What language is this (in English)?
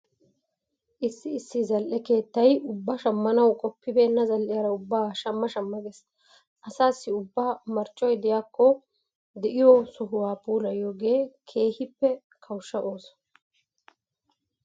Wolaytta